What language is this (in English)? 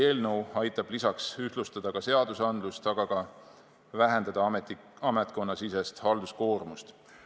Estonian